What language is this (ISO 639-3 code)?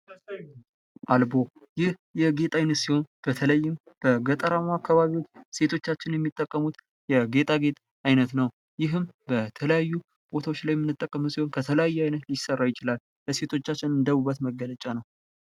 amh